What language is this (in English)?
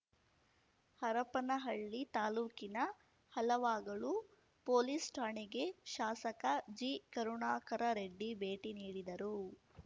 Kannada